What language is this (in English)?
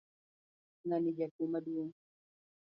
Luo (Kenya and Tanzania)